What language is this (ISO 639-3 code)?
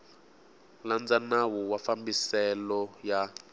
tso